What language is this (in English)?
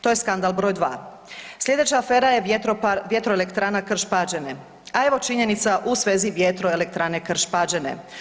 Croatian